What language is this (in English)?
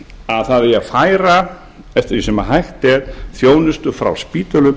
Icelandic